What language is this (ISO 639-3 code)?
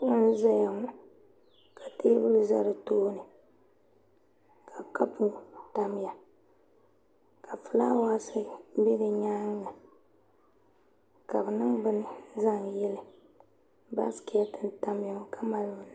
dag